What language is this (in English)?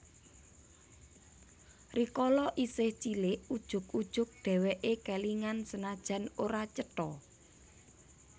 Javanese